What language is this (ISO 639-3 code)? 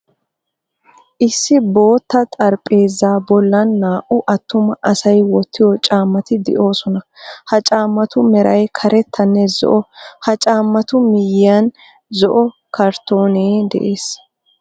wal